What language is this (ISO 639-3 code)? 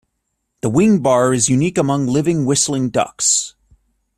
eng